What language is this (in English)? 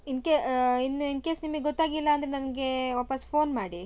Kannada